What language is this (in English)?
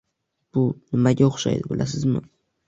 Uzbek